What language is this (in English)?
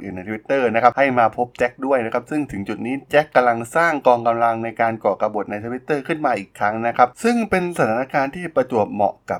Thai